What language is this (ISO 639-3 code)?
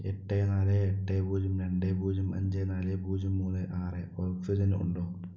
mal